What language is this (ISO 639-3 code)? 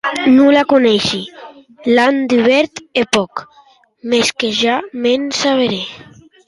oci